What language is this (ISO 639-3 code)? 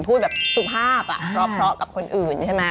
tha